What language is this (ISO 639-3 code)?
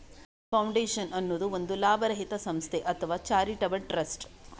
kan